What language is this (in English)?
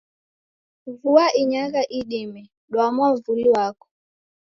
Taita